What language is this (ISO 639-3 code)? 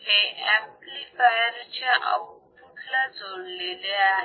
mar